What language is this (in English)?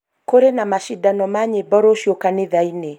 Kikuyu